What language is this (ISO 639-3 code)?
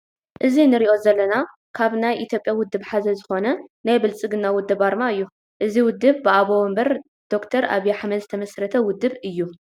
tir